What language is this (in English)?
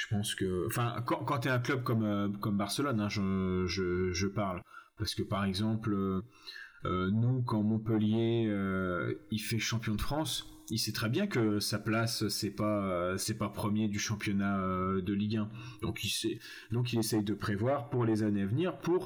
French